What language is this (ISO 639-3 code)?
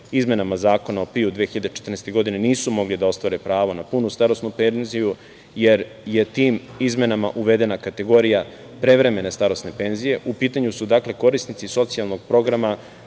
srp